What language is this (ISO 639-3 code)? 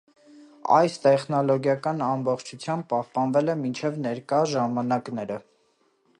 hye